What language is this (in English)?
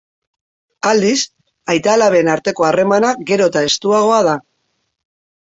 Basque